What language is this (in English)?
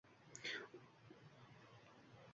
Uzbek